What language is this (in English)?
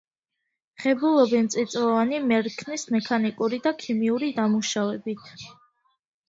Georgian